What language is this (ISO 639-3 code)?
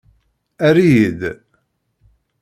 kab